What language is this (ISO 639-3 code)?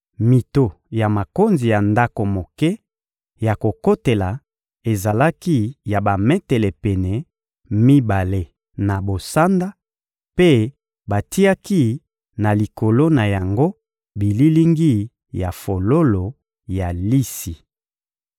lin